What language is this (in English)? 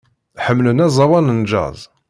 Kabyle